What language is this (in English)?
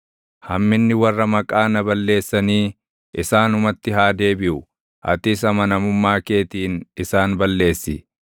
Oromo